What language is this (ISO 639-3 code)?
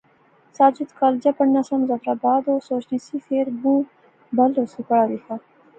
phr